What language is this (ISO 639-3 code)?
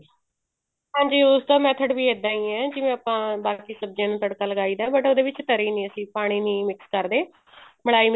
pan